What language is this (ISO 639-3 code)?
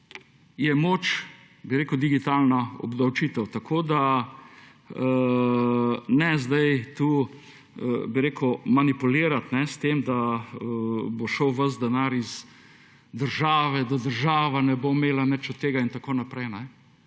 slv